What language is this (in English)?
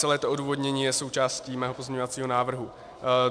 Czech